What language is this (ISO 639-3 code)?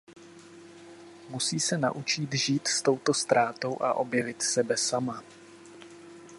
ces